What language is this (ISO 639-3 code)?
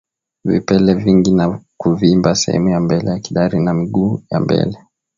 swa